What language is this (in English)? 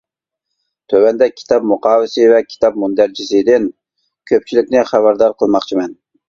Uyghur